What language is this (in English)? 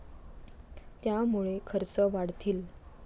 Marathi